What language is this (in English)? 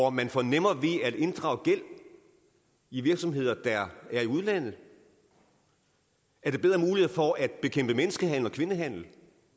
Danish